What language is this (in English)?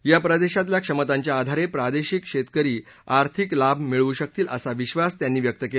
Marathi